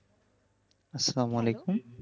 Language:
Bangla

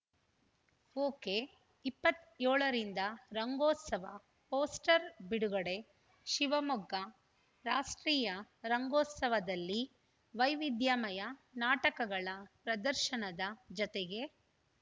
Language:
Kannada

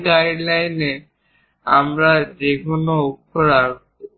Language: Bangla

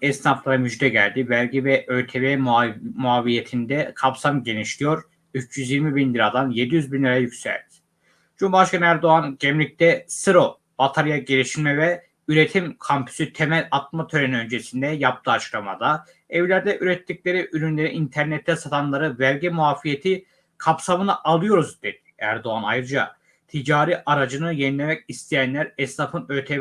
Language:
Turkish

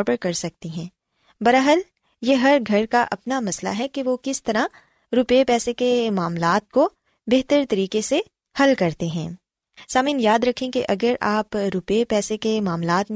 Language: Urdu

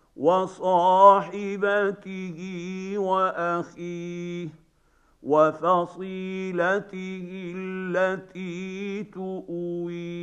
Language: Arabic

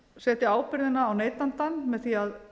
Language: Icelandic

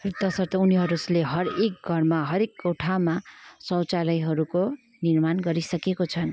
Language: Nepali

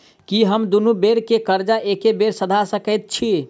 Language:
Maithili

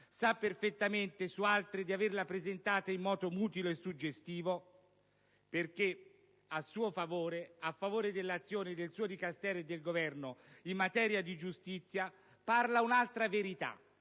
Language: Italian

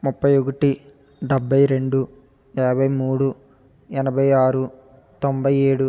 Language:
Telugu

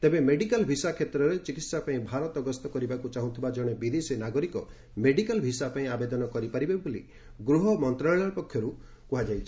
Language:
Odia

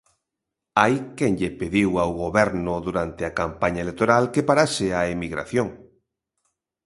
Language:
Galician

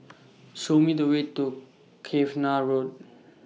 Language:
English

